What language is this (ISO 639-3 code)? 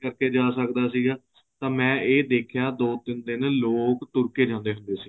pan